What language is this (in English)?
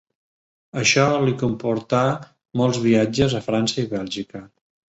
Catalan